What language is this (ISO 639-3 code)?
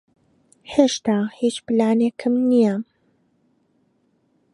ckb